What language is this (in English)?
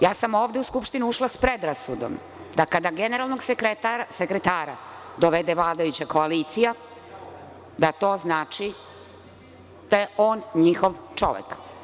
Serbian